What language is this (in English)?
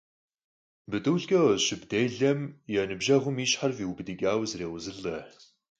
Kabardian